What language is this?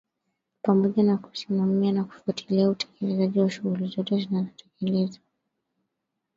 Swahili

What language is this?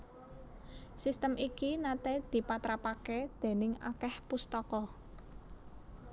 Javanese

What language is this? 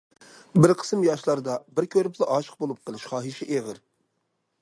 Uyghur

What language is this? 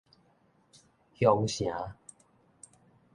Min Nan Chinese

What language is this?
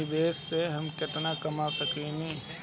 Bhojpuri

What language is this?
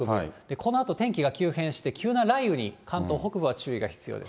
Japanese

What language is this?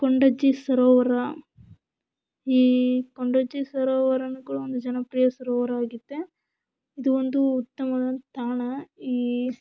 Kannada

